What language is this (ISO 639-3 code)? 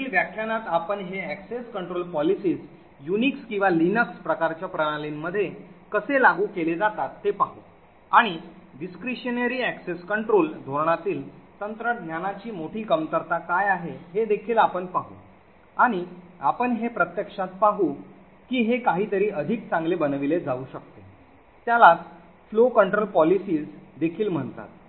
mar